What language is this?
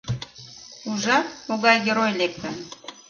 Mari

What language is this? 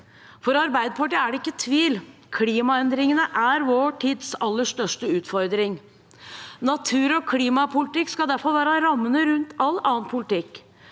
Norwegian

